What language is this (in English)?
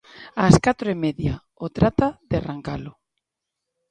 Galician